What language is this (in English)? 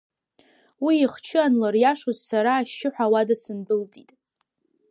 Abkhazian